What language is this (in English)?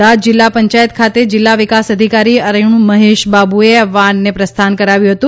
Gujarati